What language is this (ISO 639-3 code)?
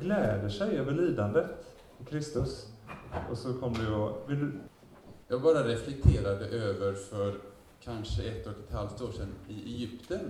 swe